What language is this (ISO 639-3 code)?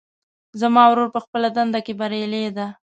pus